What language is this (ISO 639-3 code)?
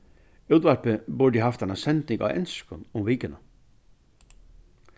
fao